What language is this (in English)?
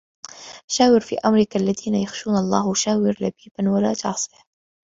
Arabic